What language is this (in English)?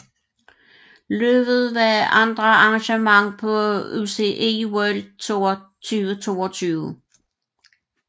Danish